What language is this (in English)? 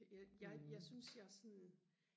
Danish